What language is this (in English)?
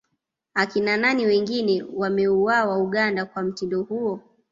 Swahili